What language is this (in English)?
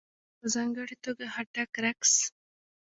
Pashto